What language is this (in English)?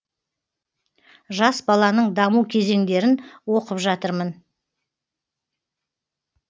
Kazakh